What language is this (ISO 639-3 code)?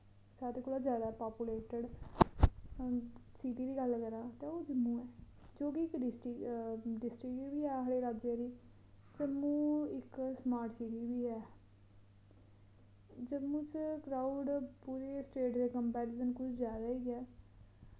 doi